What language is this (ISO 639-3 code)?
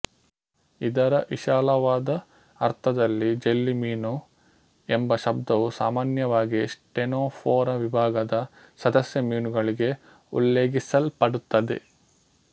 kan